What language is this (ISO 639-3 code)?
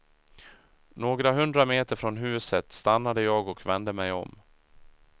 swe